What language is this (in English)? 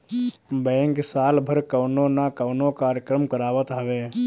Bhojpuri